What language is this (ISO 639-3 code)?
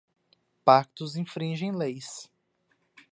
por